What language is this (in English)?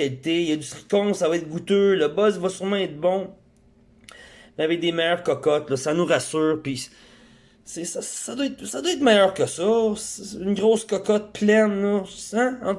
French